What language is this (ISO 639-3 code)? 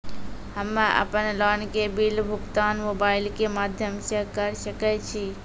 mai